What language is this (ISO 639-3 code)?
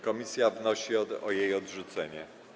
pol